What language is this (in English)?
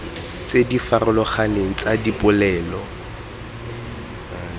Tswana